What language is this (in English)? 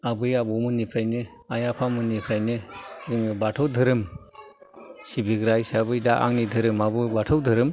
Bodo